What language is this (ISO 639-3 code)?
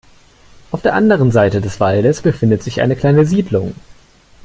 deu